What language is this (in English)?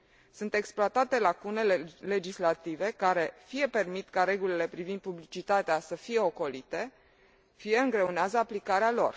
Romanian